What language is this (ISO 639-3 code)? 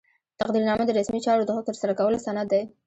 pus